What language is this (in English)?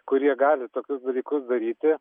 Lithuanian